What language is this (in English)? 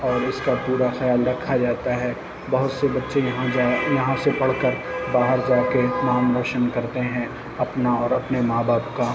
Urdu